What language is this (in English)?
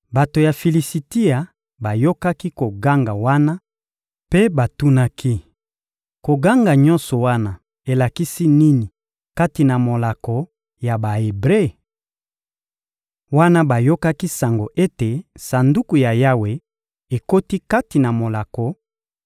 Lingala